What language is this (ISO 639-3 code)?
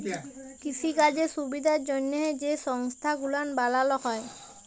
ben